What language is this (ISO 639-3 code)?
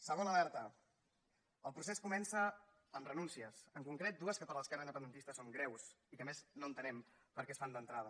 cat